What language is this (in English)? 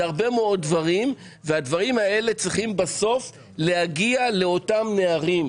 Hebrew